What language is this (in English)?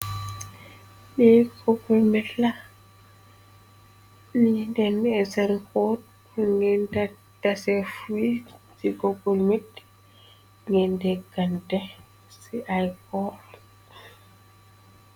Wolof